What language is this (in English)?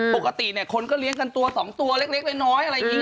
Thai